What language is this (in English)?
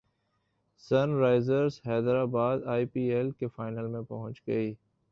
Urdu